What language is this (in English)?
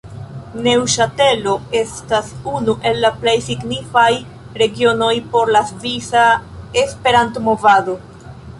Esperanto